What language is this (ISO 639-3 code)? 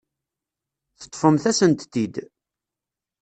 kab